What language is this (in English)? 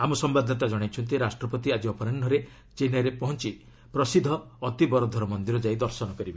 Odia